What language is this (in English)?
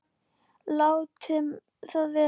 Icelandic